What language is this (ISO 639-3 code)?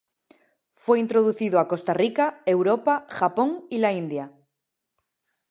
spa